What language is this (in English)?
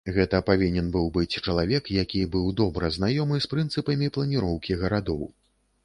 Belarusian